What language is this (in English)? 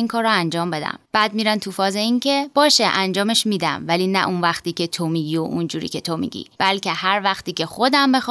Persian